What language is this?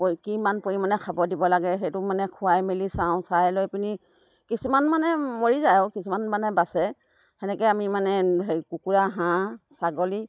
Assamese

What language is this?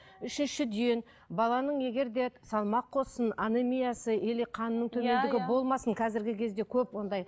Kazakh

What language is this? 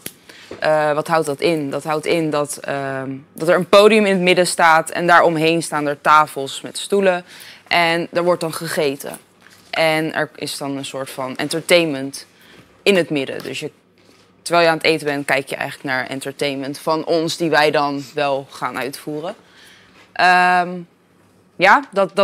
Dutch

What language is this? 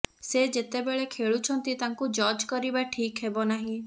Odia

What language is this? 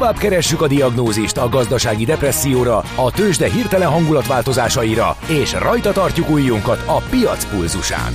Hungarian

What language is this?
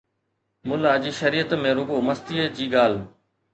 Sindhi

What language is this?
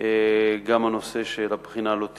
Hebrew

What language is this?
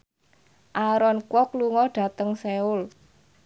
Javanese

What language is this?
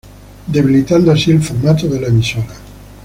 Spanish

